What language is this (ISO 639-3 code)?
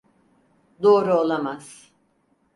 tur